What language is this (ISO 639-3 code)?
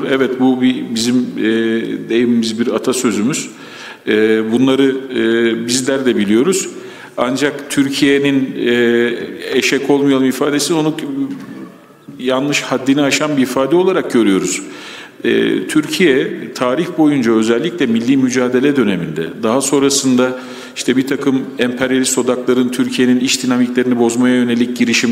tur